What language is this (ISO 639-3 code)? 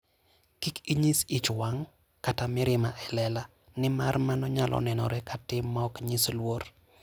luo